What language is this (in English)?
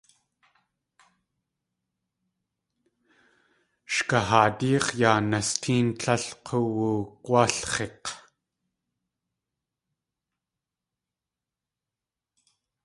Tlingit